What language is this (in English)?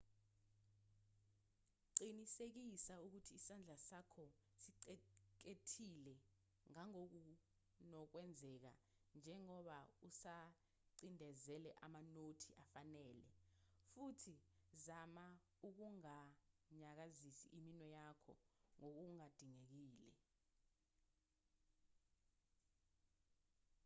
Zulu